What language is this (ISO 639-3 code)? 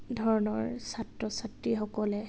asm